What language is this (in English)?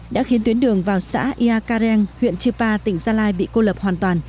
Vietnamese